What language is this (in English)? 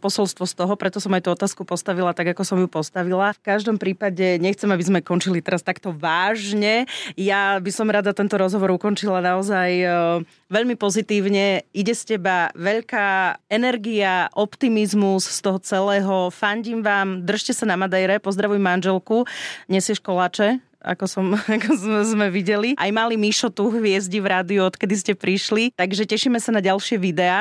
Slovak